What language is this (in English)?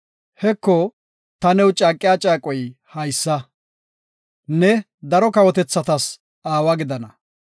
Gofa